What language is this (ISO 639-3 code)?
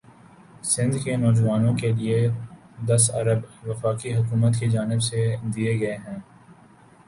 urd